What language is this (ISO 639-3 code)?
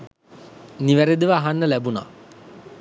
sin